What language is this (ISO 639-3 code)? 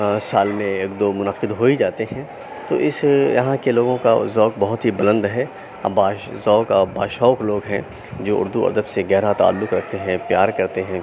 urd